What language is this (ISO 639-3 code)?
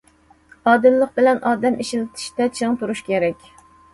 uig